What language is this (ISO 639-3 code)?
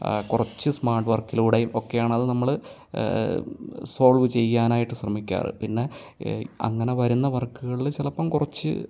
mal